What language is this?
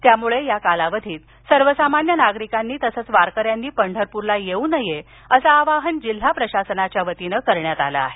Marathi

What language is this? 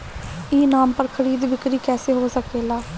Bhojpuri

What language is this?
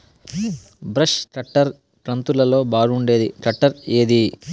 Telugu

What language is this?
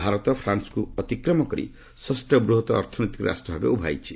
Odia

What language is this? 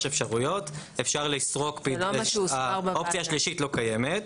Hebrew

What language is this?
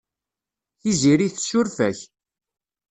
Kabyle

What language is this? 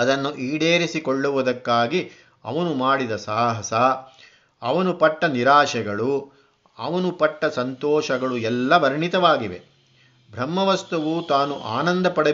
Kannada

